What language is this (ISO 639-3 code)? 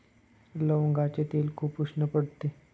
mar